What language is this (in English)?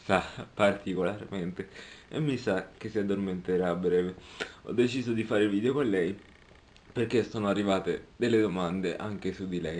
Italian